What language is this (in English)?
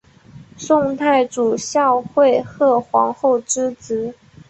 Chinese